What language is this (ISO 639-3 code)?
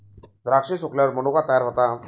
mar